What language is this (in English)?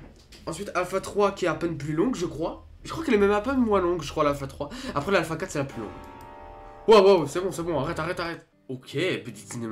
French